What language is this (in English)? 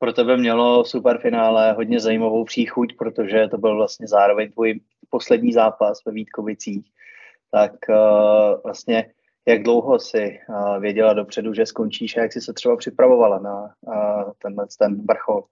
Czech